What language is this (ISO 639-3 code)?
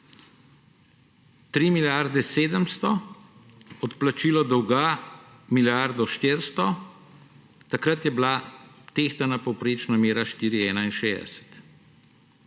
slv